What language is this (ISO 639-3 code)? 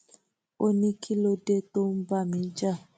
yor